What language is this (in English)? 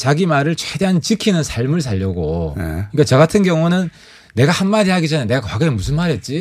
Korean